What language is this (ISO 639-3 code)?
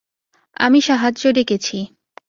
ben